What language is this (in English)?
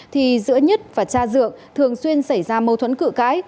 Vietnamese